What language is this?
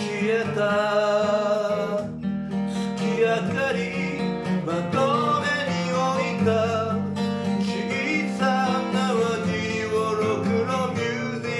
Japanese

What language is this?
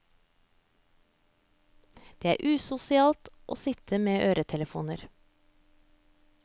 Norwegian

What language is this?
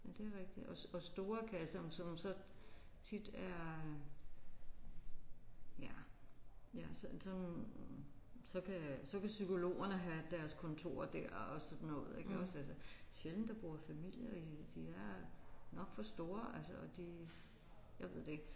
Danish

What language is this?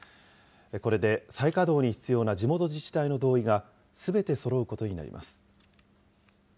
Japanese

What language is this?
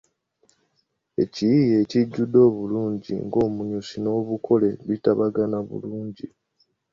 Ganda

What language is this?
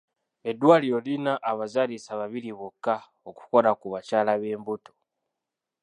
Ganda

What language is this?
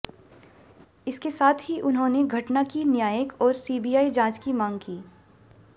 Hindi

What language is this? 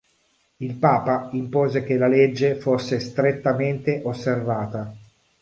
Italian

